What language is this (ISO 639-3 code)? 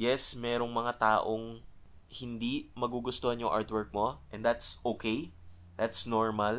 fil